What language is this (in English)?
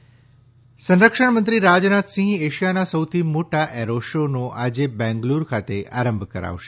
Gujarati